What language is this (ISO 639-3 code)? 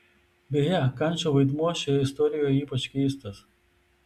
lit